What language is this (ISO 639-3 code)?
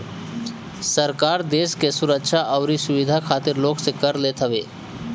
bho